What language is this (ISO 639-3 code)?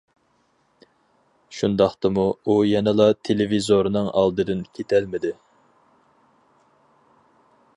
uig